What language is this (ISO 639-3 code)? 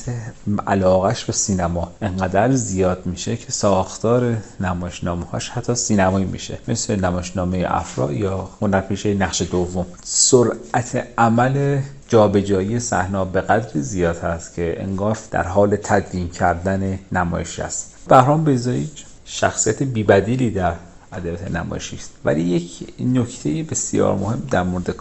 fas